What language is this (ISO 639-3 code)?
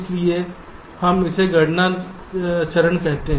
hin